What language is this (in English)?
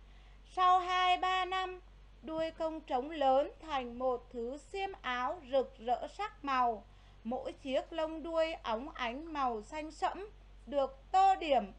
Vietnamese